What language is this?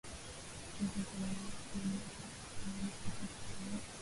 Swahili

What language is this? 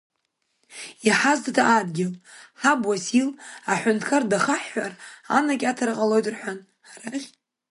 Abkhazian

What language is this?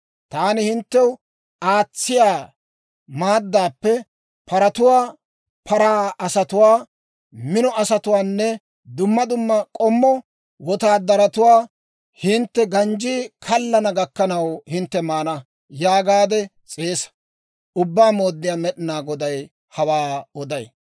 Dawro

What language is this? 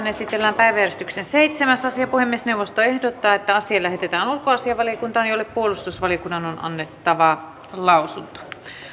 Finnish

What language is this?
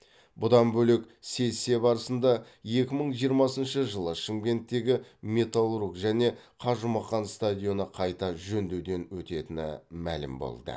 Kazakh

